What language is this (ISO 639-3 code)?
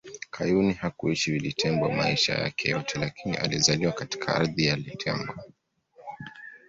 swa